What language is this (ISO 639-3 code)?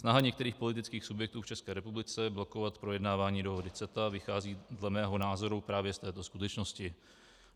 ces